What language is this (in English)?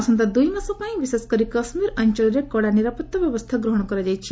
Odia